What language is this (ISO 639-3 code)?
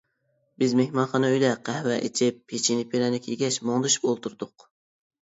uig